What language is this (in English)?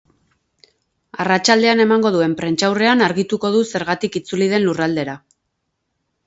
Basque